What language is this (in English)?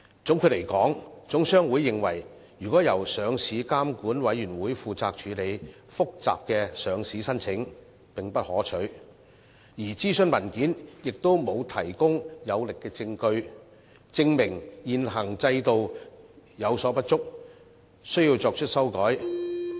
Cantonese